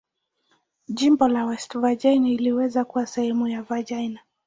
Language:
Swahili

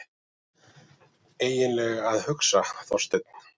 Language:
Icelandic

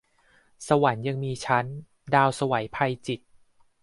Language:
Thai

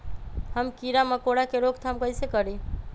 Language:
Magahi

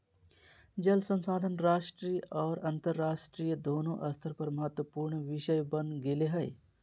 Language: Magahi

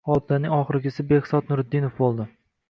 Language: Uzbek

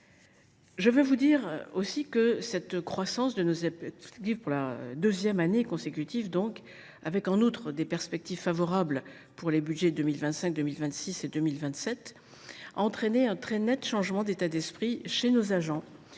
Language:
French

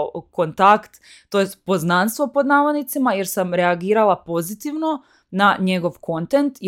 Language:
Croatian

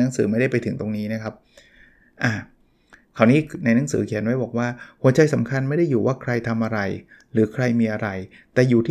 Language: Thai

